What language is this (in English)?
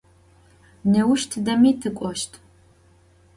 Adyghe